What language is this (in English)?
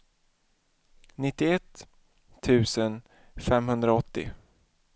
Swedish